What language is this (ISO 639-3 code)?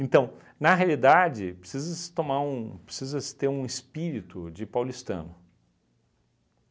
por